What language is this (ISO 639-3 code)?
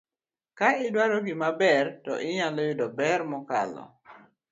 luo